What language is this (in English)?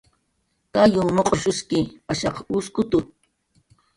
Jaqaru